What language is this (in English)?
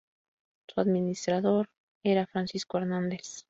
Spanish